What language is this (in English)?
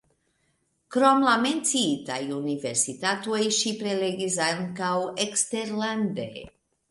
Esperanto